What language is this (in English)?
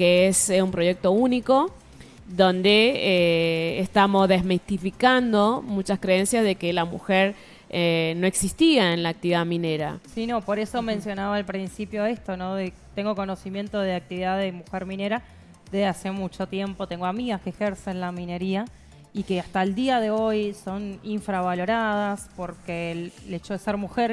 Spanish